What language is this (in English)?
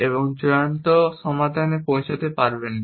Bangla